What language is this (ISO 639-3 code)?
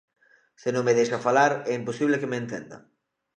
glg